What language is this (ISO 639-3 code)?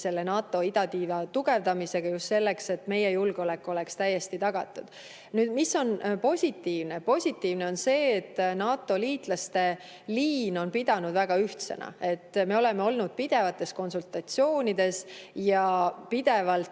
est